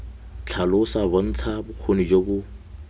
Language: Tswana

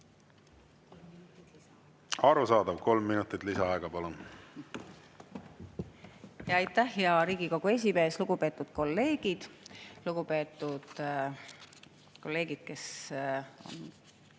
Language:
Estonian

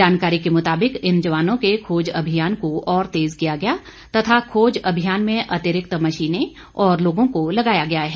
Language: Hindi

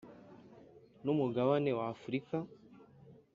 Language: Kinyarwanda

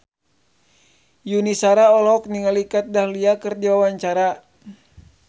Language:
Sundanese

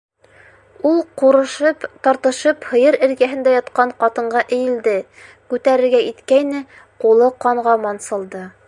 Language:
Bashkir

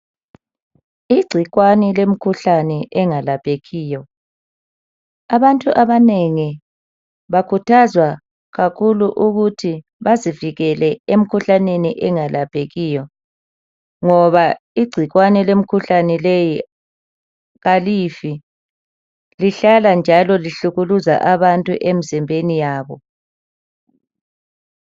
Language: North Ndebele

